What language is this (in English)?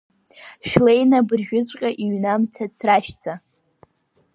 Abkhazian